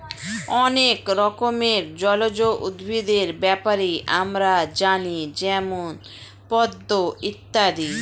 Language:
Bangla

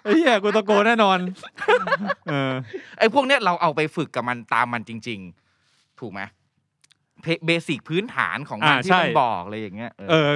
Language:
Thai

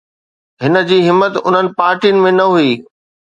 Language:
Sindhi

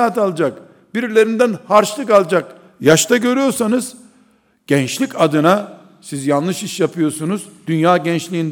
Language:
Turkish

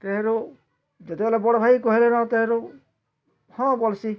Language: Odia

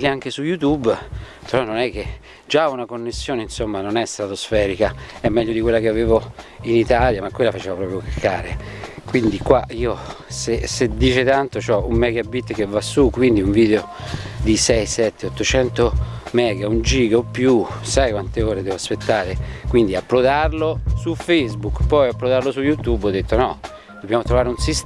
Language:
Italian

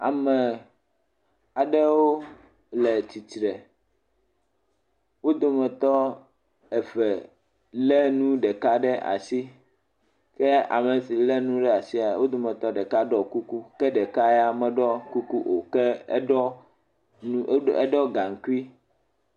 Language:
Ewe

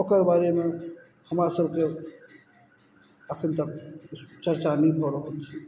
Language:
Maithili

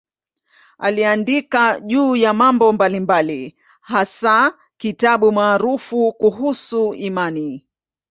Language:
Swahili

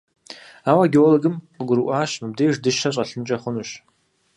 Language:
Kabardian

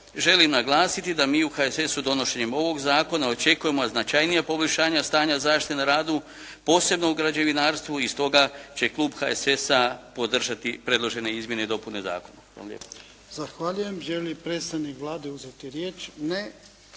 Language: Croatian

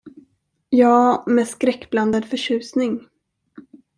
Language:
Swedish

